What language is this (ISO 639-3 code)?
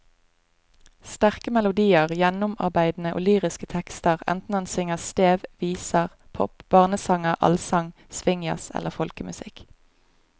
nor